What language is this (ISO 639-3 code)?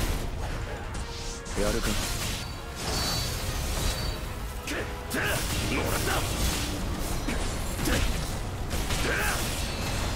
ind